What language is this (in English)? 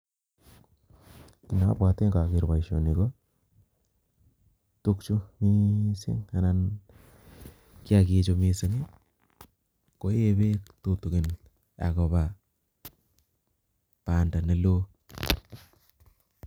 Kalenjin